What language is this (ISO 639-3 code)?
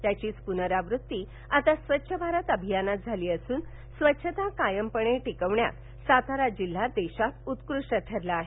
mar